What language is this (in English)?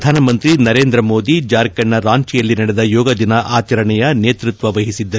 Kannada